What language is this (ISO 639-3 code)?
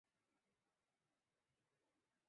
zho